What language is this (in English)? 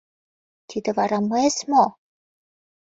Mari